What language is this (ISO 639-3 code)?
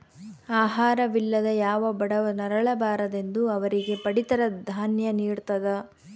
kan